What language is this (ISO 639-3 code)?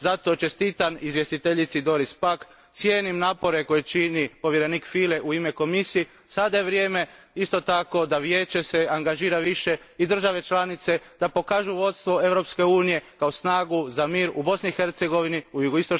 hrv